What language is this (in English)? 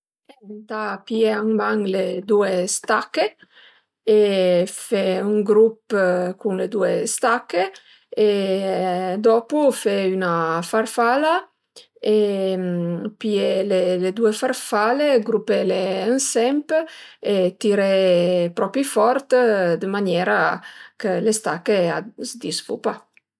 Piedmontese